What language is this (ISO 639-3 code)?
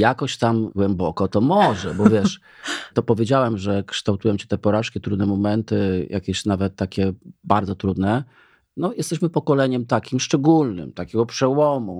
pol